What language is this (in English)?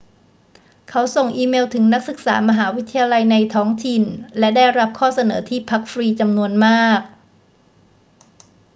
Thai